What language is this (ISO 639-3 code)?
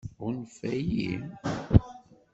kab